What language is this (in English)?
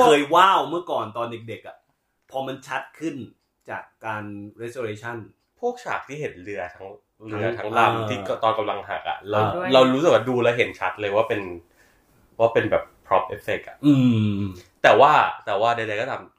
Thai